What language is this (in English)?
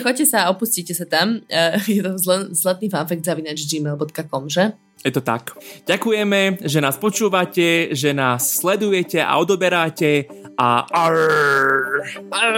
Slovak